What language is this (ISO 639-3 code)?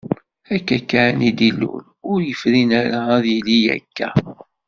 kab